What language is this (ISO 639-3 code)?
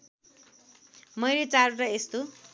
nep